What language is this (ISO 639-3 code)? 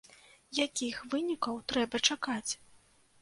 bel